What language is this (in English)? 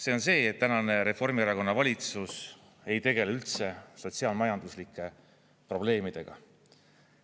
Estonian